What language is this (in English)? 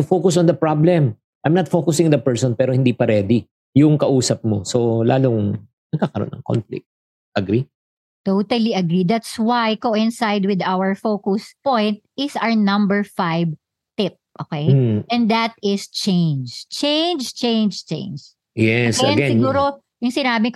Filipino